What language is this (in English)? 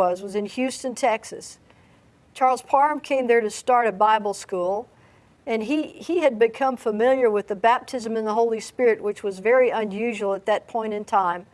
English